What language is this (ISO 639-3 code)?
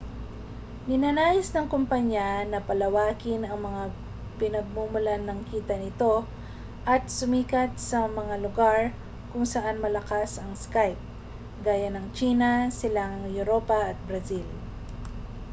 fil